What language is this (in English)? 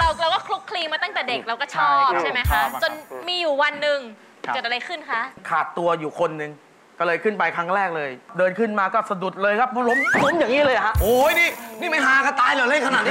Thai